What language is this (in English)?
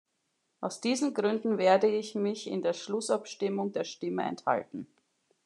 German